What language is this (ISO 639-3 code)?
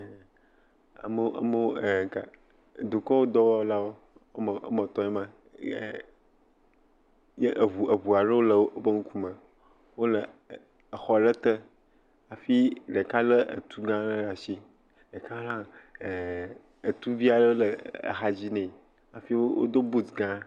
ewe